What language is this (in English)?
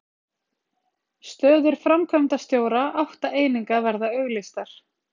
Icelandic